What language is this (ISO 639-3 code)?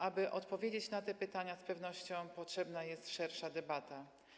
pol